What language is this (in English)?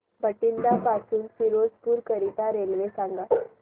Marathi